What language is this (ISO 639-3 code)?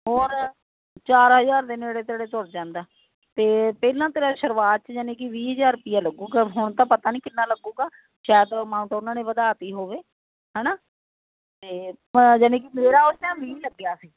pan